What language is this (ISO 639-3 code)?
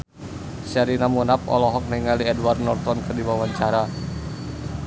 sun